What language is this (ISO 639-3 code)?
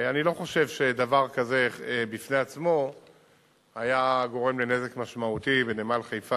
heb